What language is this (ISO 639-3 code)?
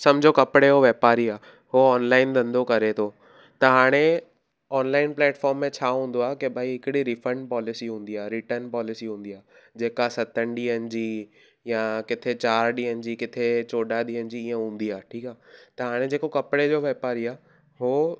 snd